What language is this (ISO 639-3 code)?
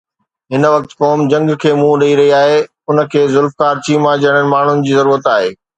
snd